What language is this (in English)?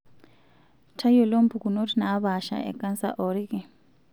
Masai